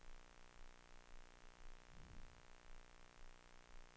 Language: Swedish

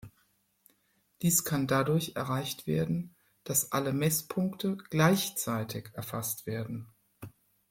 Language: German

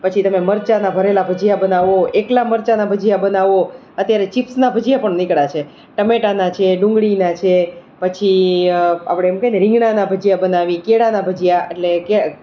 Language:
Gujarati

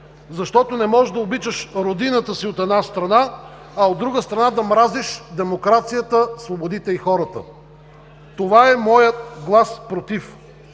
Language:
Bulgarian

